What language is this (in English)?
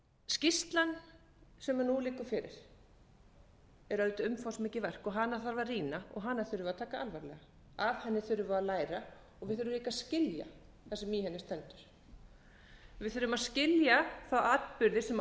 Icelandic